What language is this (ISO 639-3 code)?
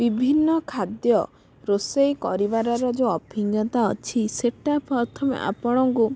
ori